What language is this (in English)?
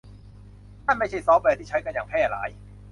Thai